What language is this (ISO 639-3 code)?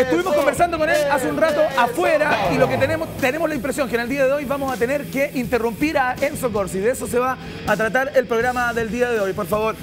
spa